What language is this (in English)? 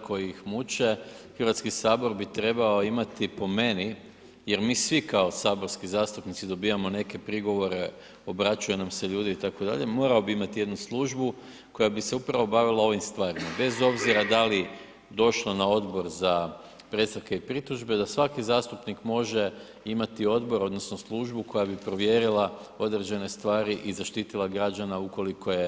Croatian